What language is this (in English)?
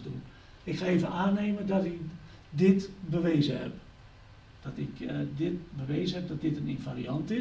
Dutch